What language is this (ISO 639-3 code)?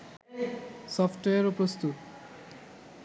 ben